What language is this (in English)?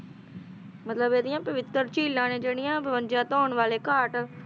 Punjabi